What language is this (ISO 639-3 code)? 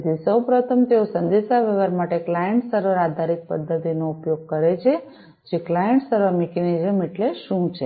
guj